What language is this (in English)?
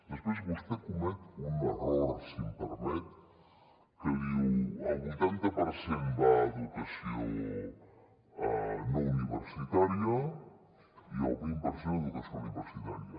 Catalan